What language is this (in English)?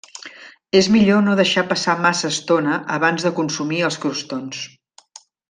Catalan